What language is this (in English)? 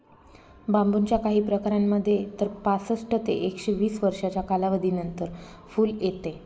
Marathi